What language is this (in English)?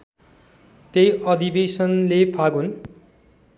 Nepali